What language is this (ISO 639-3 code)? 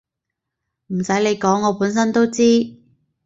yue